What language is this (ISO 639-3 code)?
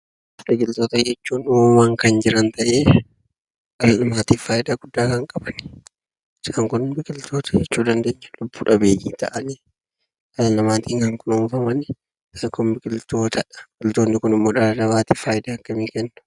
orm